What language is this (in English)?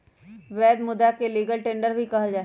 Magahi